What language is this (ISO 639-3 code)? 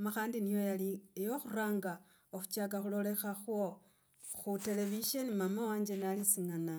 rag